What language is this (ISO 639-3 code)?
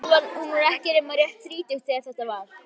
isl